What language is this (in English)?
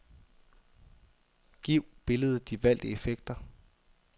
Danish